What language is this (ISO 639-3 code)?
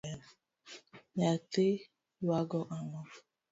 luo